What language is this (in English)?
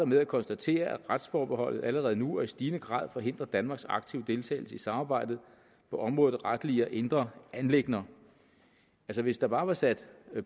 Danish